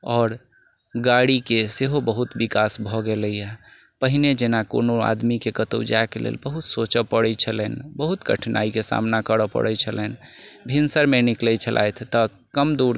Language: Maithili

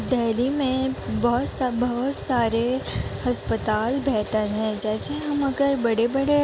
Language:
Urdu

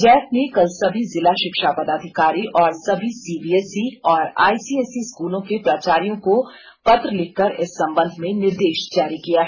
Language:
Hindi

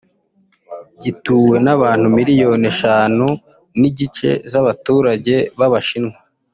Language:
Kinyarwanda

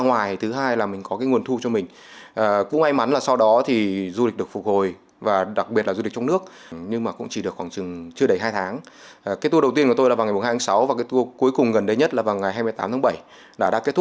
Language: Vietnamese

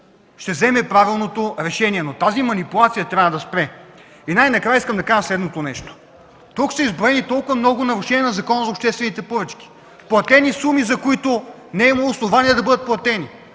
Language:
Bulgarian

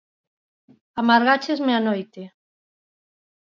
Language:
Galician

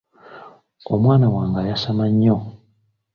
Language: Ganda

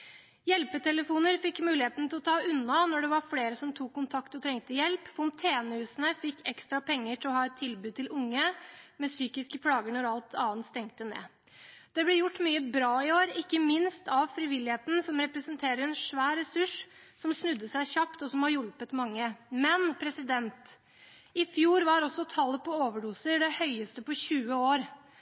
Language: Norwegian Bokmål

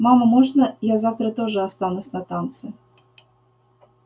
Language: Russian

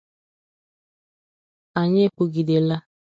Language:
Igbo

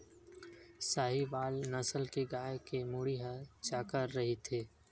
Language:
Chhattisgarhi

